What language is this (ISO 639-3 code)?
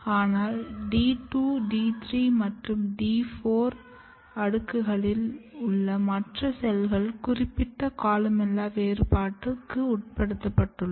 tam